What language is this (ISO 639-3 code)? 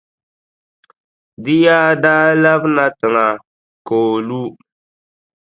dag